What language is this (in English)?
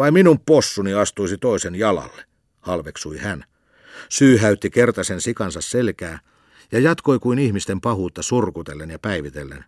Finnish